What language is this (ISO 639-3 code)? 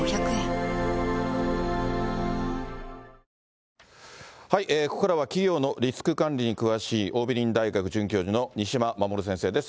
jpn